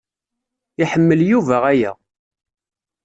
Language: Kabyle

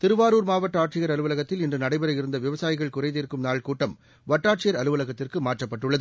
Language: Tamil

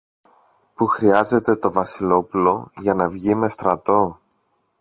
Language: Greek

